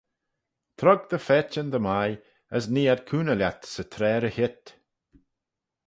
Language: Manx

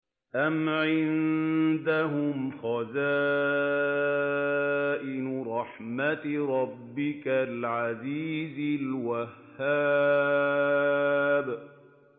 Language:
Arabic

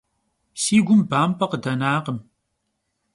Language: Kabardian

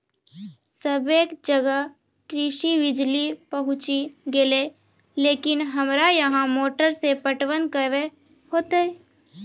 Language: Maithili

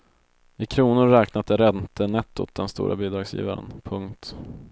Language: Swedish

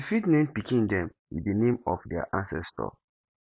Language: Nigerian Pidgin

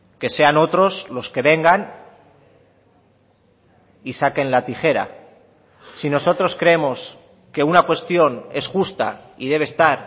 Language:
Spanish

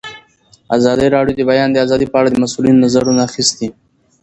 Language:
Pashto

